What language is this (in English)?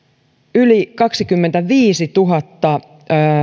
Finnish